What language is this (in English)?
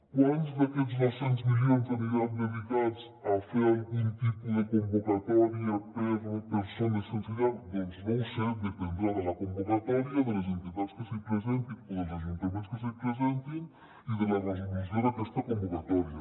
Catalan